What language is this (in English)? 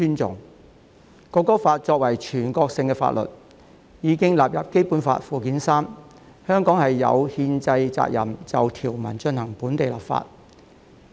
Cantonese